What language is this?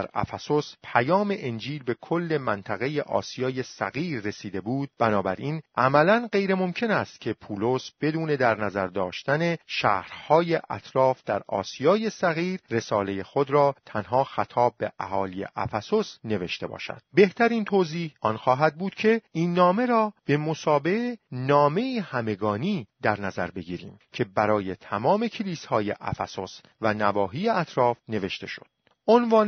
Persian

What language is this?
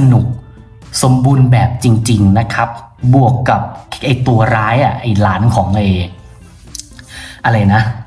Thai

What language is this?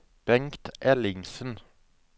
Norwegian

